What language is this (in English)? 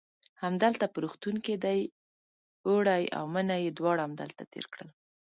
Pashto